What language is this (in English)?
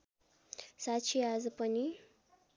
Nepali